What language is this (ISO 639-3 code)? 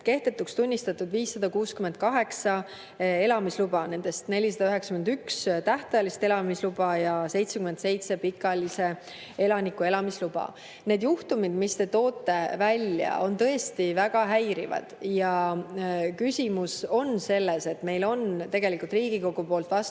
est